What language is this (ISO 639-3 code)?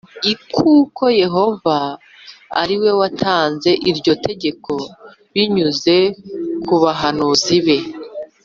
kin